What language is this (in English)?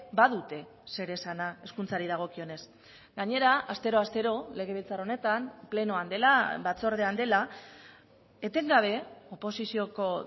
Basque